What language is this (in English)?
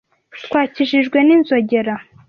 Kinyarwanda